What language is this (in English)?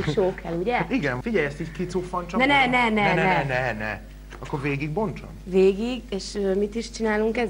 Hungarian